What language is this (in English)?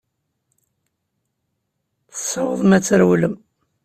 Kabyle